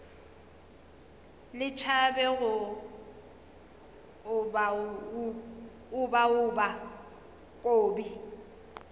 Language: Northern Sotho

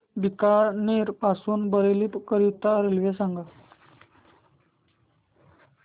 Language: Marathi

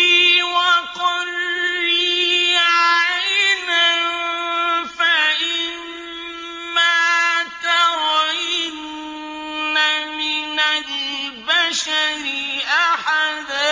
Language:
Arabic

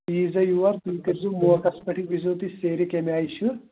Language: Kashmiri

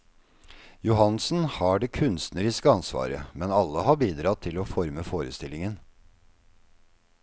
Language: Norwegian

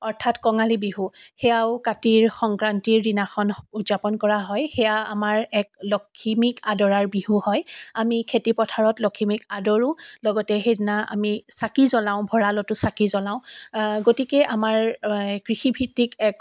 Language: Assamese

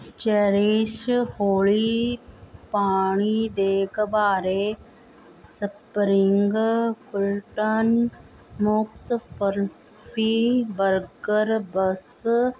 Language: Punjabi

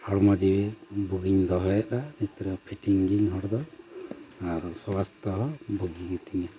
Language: Santali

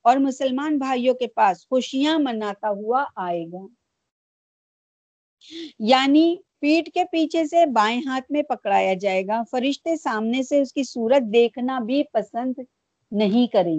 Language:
Urdu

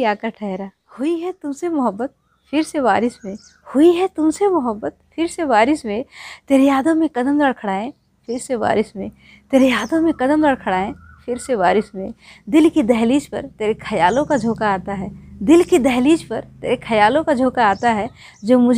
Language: Hindi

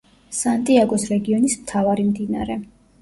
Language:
Georgian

